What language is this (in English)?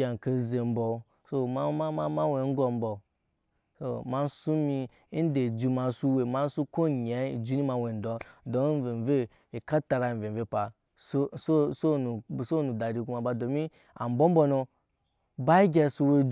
Nyankpa